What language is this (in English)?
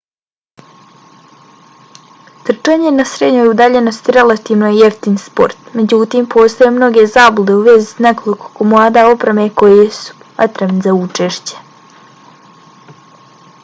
Bosnian